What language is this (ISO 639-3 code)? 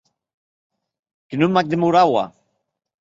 oci